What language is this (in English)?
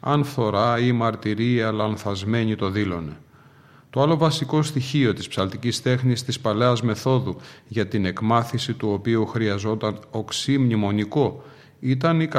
Greek